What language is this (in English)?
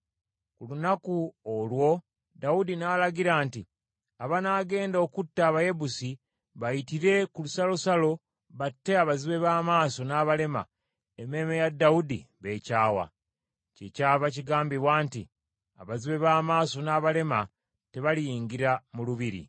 Ganda